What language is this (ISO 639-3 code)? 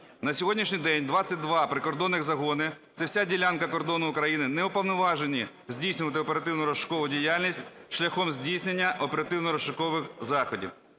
ukr